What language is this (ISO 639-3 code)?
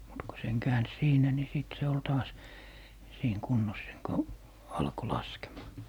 fin